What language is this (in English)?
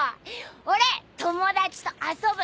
Japanese